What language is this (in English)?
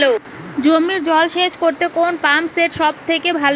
Bangla